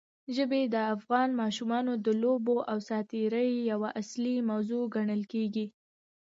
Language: Pashto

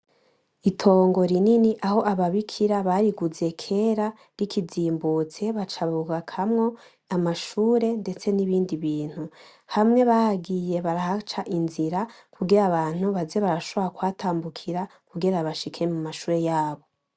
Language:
Rundi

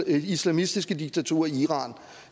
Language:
Danish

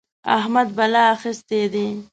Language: Pashto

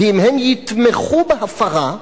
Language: Hebrew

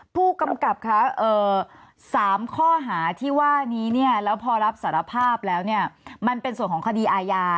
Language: Thai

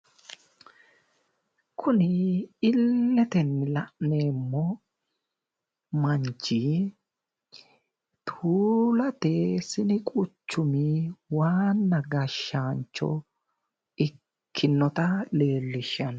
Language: Sidamo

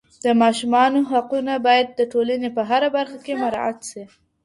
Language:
Pashto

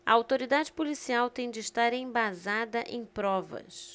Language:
Portuguese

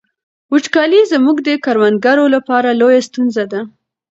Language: Pashto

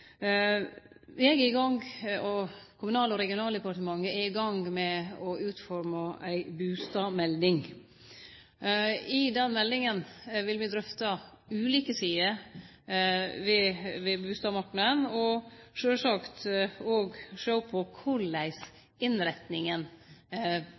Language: Norwegian Nynorsk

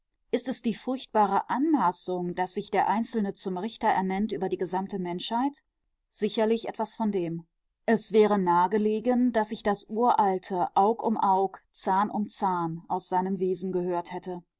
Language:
German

